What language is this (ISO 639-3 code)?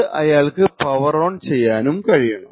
mal